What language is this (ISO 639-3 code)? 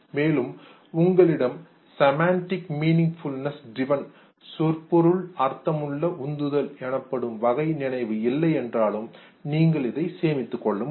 tam